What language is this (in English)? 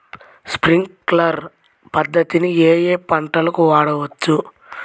Telugu